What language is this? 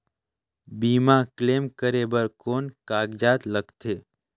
Chhattisgarhi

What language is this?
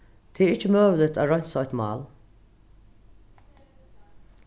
Faroese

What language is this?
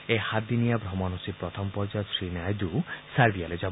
Assamese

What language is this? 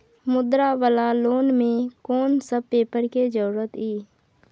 Maithili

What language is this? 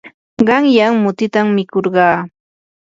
Yanahuanca Pasco Quechua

